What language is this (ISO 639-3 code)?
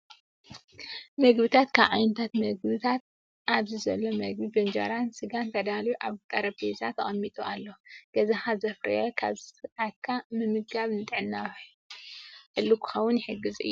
tir